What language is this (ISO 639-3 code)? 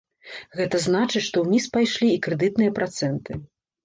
bel